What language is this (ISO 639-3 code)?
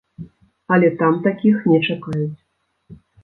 bel